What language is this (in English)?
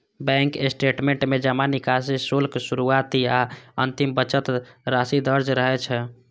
Maithili